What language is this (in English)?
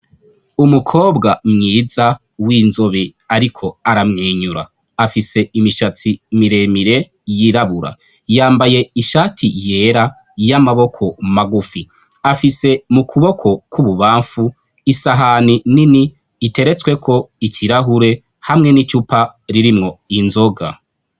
Rundi